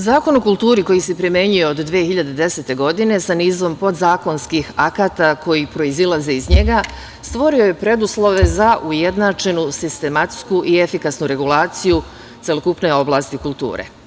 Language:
Serbian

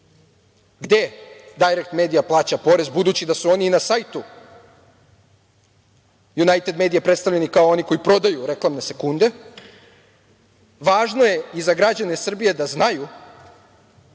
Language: Serbian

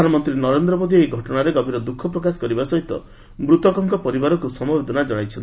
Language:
Odia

